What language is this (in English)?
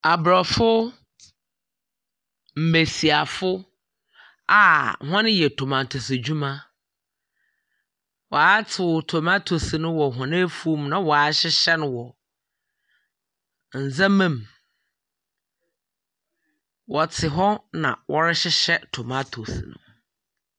Akan